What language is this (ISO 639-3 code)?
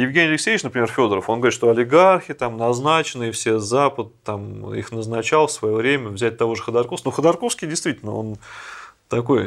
rus